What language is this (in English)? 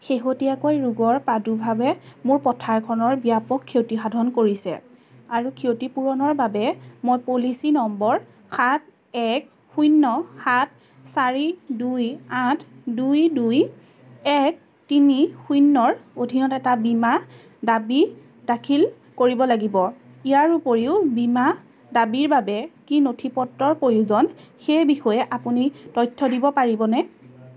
Assamese